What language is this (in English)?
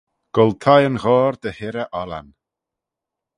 Manx